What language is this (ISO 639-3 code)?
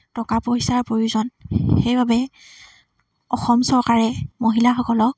asm